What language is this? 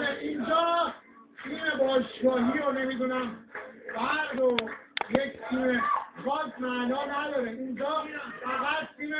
Turkish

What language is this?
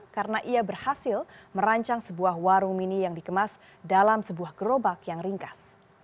Indonesian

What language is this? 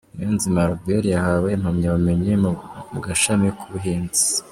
Kinyarwanda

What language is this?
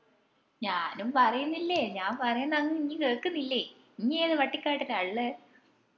Malayalam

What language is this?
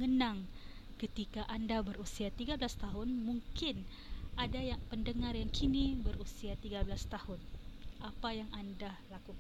Malay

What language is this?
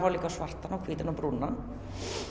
Icelandic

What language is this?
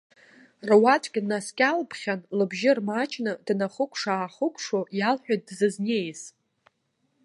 Abkhazian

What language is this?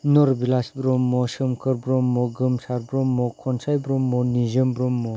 Bodo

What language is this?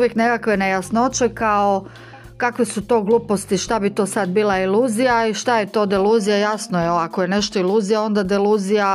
Croatian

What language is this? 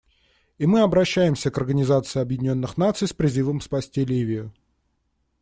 Russian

